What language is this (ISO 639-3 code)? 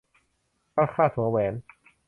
tha